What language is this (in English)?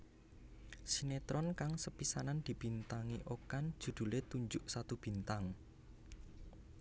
Javanese